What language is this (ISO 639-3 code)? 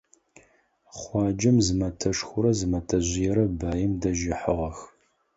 ady